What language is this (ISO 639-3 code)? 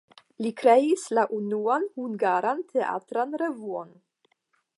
epo